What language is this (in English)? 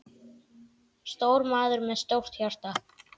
Icelandic